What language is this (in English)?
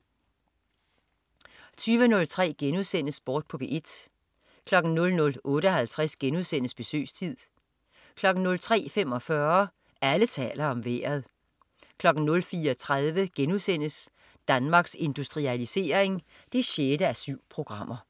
Danish